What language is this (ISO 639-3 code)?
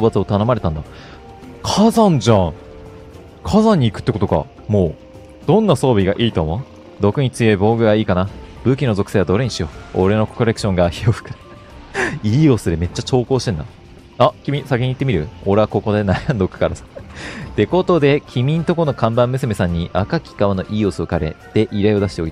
jpn